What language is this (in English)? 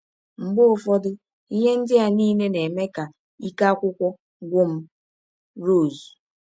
Igbo